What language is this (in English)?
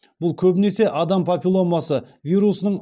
Kazakh